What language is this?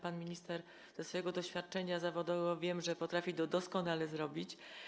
Polish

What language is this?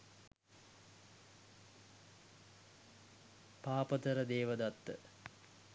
Sinhala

